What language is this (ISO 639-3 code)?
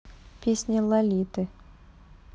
rus